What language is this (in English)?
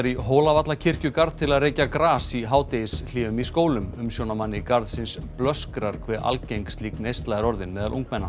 Icelandic